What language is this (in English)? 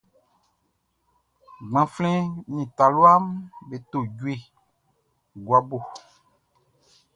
Baoulé